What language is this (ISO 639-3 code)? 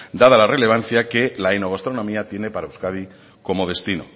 spa